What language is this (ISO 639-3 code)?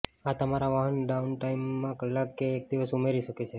guj